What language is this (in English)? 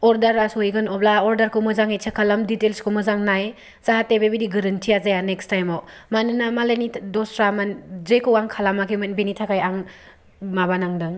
Bodo